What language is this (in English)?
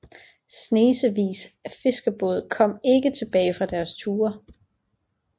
Danish